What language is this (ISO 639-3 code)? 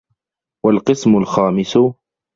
ara